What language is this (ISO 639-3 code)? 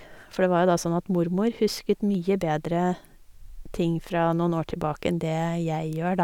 nor